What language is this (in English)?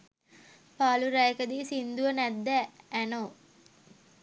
Sinhala